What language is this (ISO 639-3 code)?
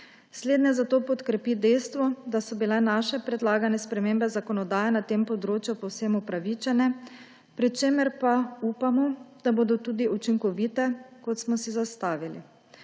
slv